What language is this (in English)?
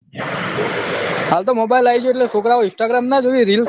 Gujarati